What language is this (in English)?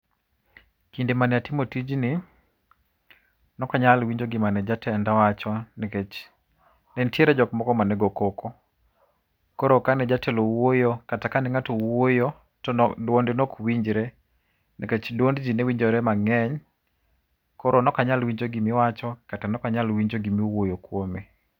Luo (Kenya and Tanzania)